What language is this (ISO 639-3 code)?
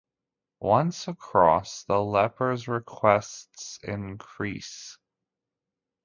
eng